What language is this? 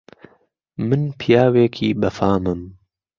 Central Kurdish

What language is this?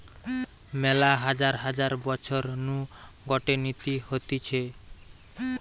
Bangla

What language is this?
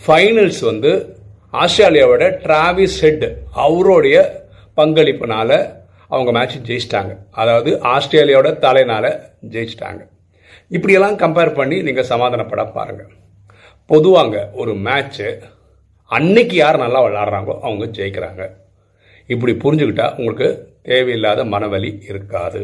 Tamil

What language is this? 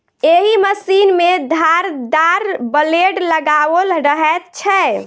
Maithili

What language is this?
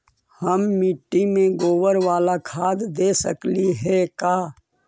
Magahi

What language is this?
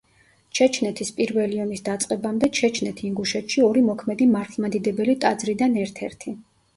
Georgian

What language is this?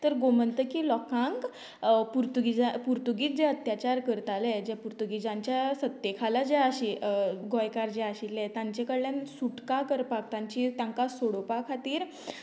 Konkani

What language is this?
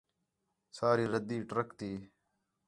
Khetrani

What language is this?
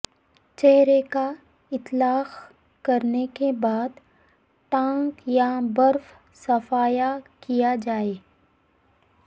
Urdu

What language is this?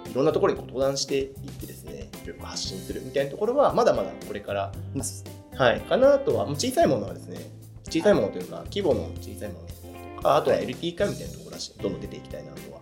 Japanese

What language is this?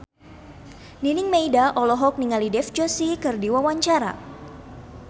Sundanese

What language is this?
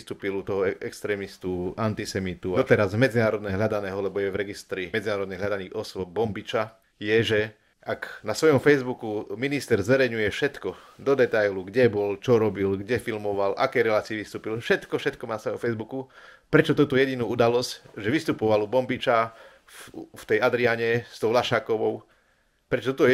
Slovak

